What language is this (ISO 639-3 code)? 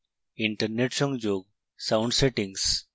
ben